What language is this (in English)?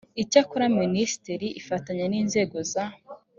Kinyarwanda